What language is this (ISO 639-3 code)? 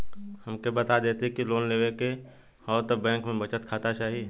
bho